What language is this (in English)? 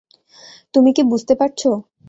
Bangla